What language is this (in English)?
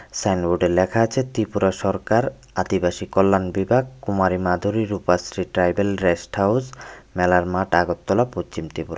Bangla